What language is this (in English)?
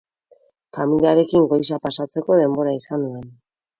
Basque